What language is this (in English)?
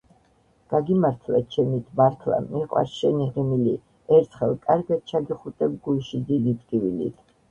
Georgian